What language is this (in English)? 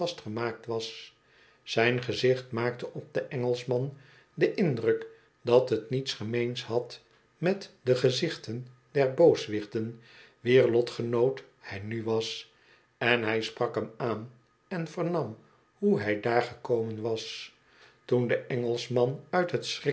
Dutch